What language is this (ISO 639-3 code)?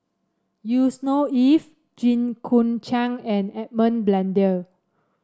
eng